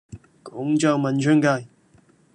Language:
Cantonese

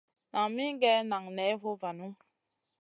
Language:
Masana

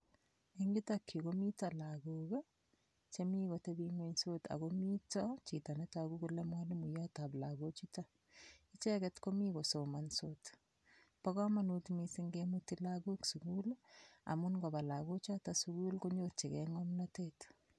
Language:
Kalenjin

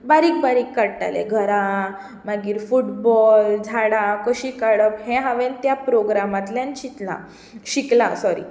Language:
Konkani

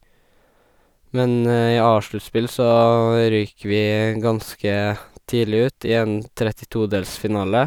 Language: Norwegian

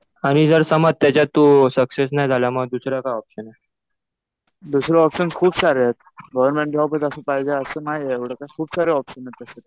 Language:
Marathi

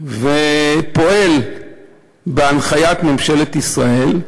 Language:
Hebrew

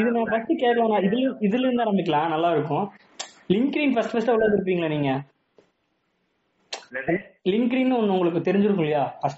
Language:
Tamil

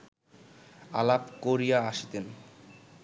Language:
Bangla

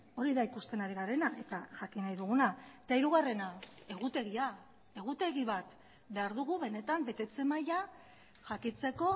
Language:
Basque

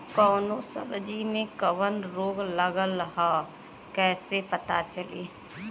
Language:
Bhojpuri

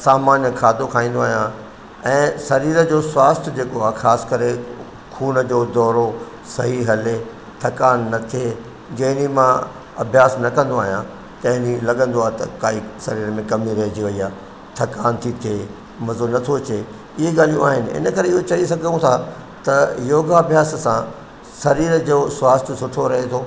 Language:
Sindhi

